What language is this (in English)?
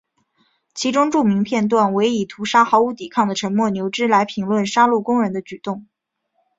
Chinese